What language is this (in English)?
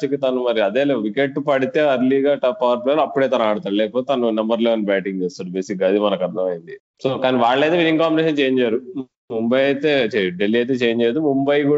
Telugu